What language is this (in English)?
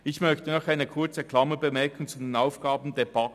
Swiss German